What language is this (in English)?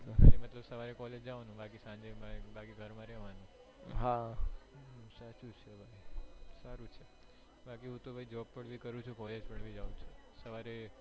Gujarati